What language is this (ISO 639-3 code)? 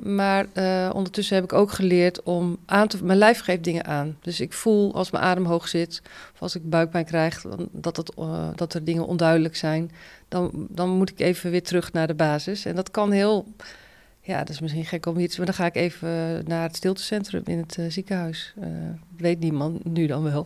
nld